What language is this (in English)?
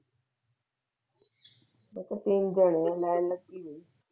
Punjabi